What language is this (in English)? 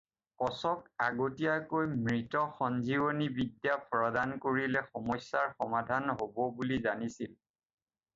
Assamese